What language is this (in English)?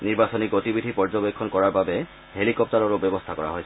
Assamese